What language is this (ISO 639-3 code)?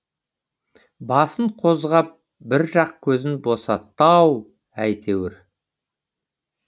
kaz